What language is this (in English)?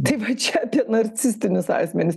Lithuanian